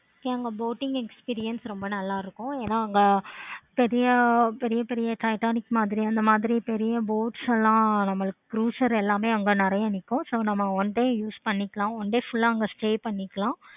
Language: Tamil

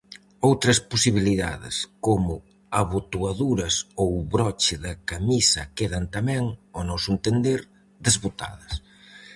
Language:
Galician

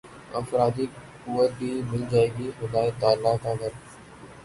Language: Urdu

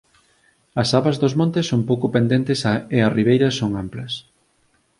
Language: Galician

